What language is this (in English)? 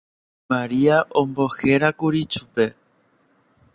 Guarani